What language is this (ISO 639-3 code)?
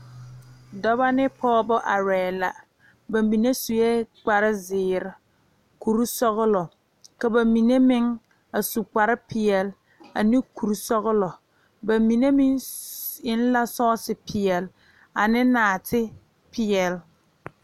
dga